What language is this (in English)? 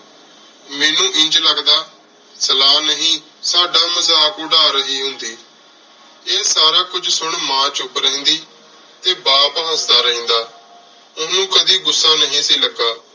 Punjabi